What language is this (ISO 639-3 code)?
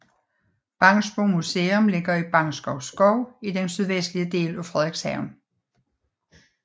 dan